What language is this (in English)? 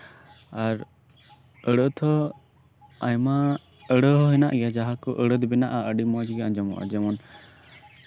Santali